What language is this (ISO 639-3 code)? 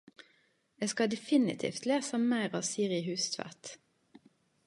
nno